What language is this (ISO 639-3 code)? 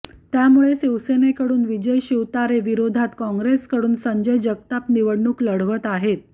mar